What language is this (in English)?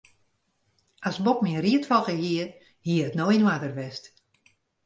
Western Frisian